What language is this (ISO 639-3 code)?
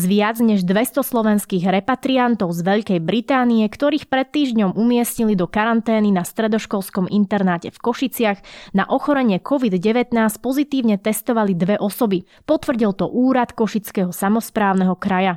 slk